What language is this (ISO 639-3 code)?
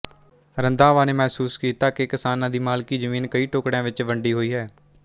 pan